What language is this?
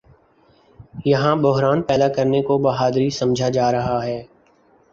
Urdu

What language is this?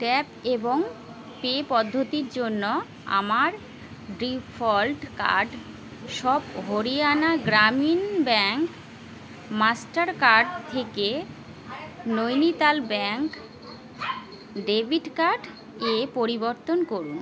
Bangla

